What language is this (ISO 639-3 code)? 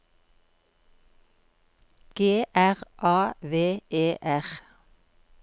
nor